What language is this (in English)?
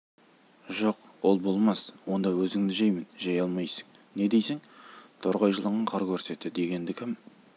Kazakh